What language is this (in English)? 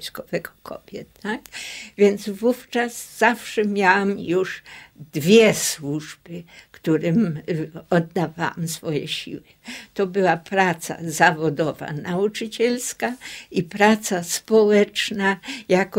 Polish